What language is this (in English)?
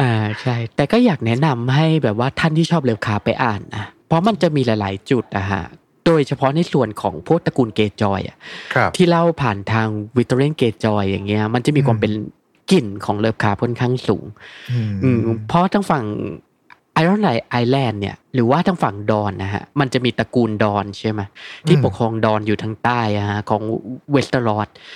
Thai